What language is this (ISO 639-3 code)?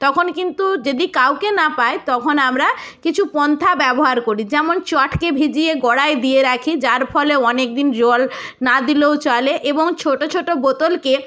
ben